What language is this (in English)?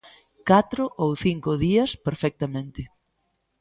Galician